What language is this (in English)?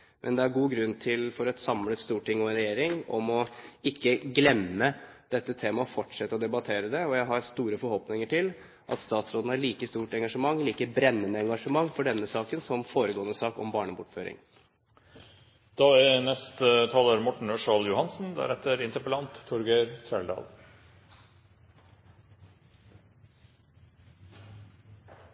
Norwegian Bokmål